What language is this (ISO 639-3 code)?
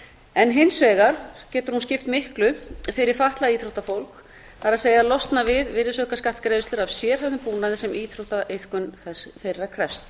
isl